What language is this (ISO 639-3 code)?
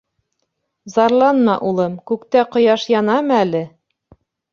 bak